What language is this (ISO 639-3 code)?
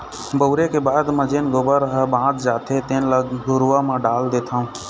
hne